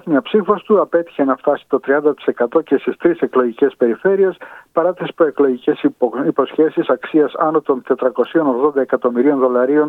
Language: Greek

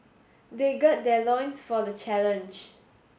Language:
English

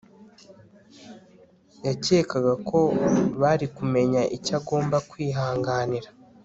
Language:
Kinyarwanda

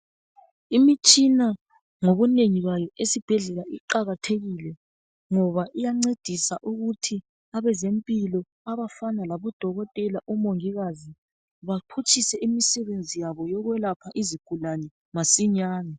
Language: North Ndebele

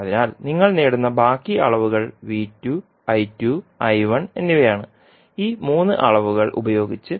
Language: Malayalam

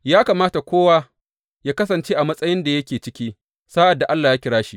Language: Hausa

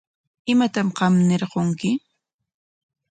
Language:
Corongo Ancash Quechua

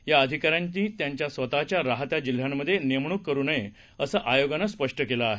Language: Marathi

